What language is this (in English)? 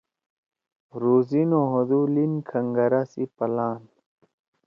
Torwali